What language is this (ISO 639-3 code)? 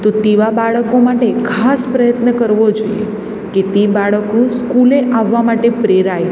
guj